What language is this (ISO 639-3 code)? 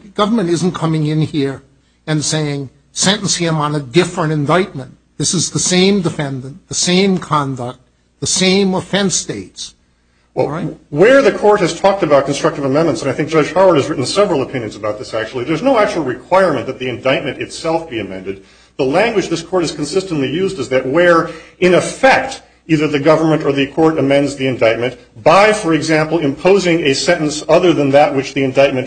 eng